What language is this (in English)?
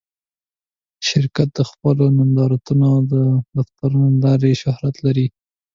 Pashto